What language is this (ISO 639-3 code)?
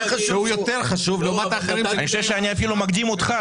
heb